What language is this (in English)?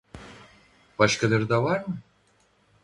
Turkish